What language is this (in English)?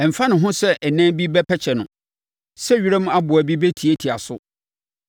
Akan